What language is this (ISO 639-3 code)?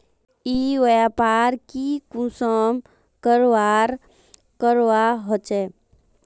mag